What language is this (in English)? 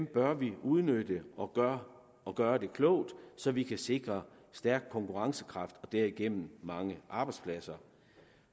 Danish